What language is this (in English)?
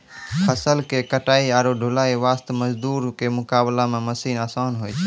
Maithili